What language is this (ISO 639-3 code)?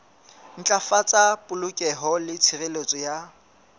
sot